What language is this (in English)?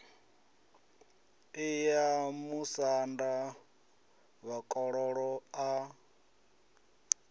Venda